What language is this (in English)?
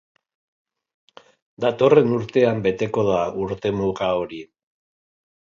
Basque